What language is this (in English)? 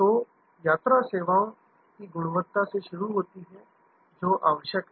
Hindi